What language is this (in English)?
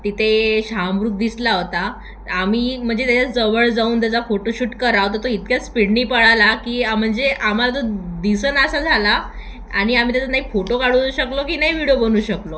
Marathi